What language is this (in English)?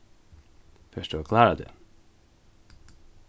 Faroese